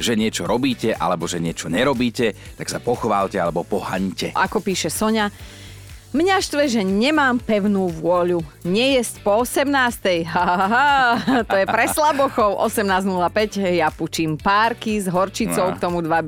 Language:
Slovak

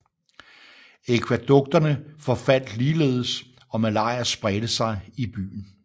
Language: Danish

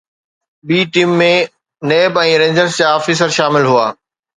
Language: Sindhi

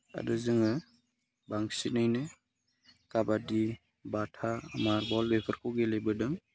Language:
Bodo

